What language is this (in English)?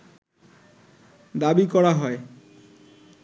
Bangla